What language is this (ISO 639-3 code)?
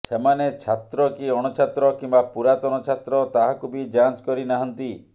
ori